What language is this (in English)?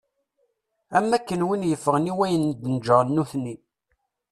Kabyle